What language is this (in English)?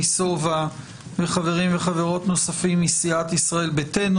Hebrew